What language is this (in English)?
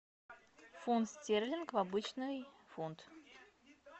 Russian